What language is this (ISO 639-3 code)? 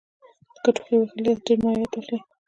pus